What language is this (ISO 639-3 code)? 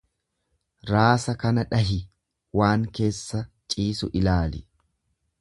orm